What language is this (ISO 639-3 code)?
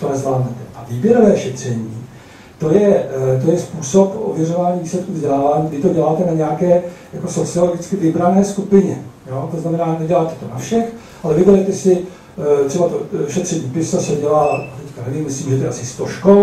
ces